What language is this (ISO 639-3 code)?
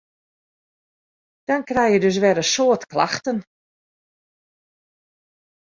fry